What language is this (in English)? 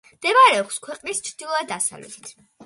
Georgian